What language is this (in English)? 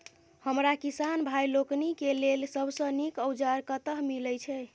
Maithili